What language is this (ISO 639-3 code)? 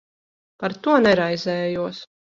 lav